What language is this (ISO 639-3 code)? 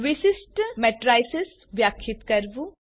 guj